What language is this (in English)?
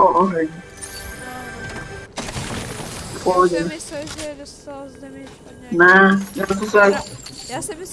Czech